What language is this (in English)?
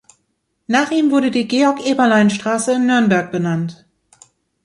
German